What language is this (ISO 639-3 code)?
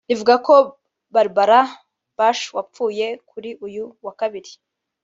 kin